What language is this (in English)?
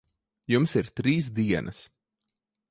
Latvian